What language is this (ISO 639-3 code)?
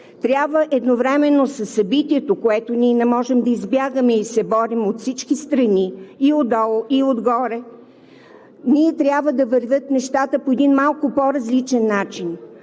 bul